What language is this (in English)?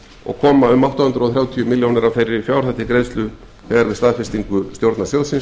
Icelandic